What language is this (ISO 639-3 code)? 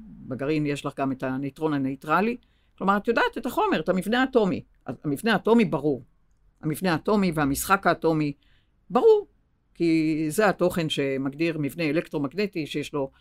heb